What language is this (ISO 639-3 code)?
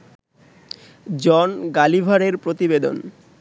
ben